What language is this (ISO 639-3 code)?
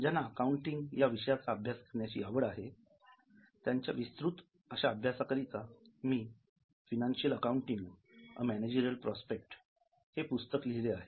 mar